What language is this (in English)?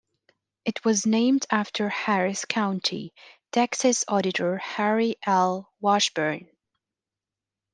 English